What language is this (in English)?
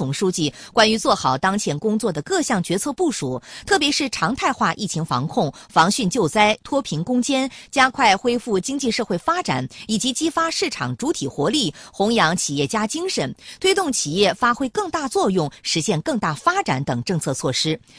Chinese